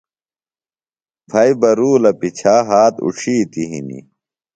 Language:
Phalura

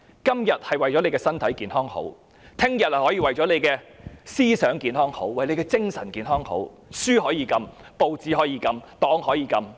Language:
Cantonese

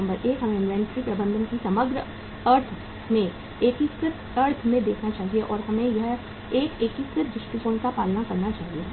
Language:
Hindi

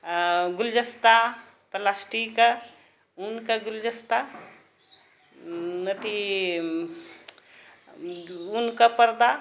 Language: Maithili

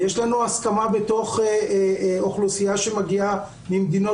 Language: Hebrew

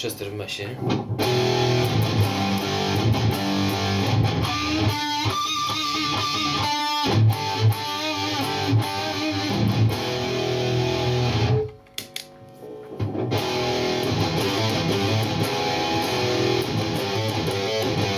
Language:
Polish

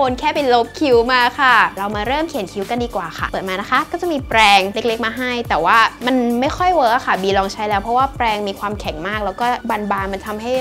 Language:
Thai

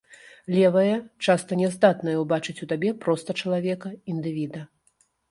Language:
Belarusian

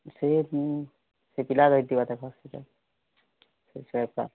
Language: Odia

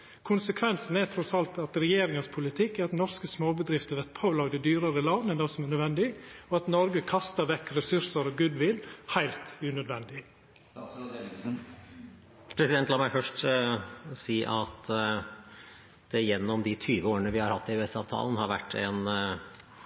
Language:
Norwegian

